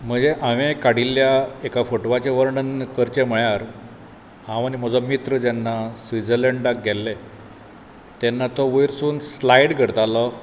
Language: Konkani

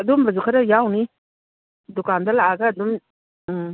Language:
Manipuri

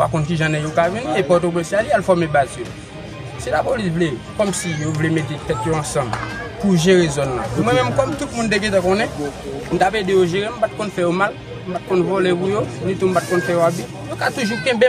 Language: French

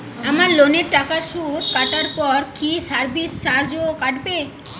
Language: Bangla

